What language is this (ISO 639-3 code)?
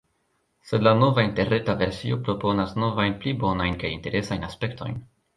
epo